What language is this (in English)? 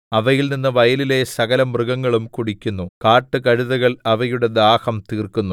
Malayalam